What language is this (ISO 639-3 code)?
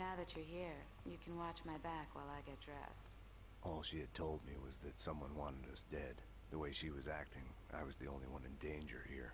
pol